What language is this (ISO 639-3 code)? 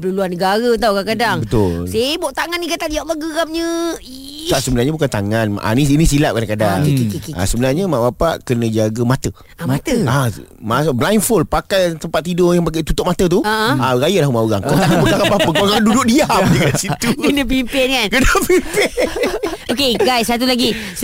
msa